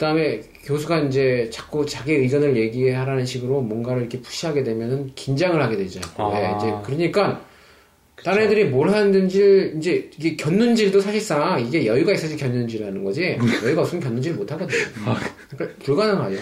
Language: Korean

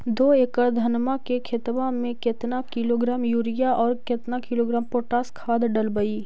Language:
Magahi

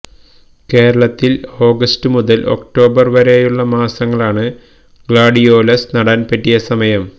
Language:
Malayalam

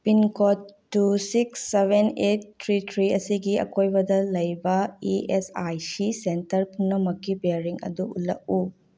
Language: Manipuri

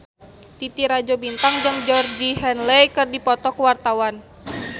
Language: Sundanese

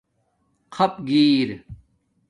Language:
Domaaki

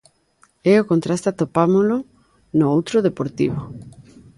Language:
Galician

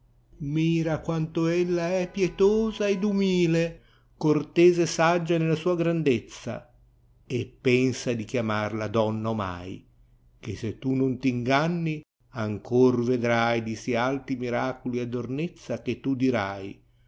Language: Italian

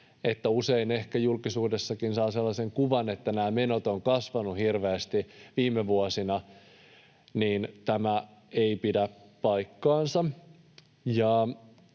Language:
Finnish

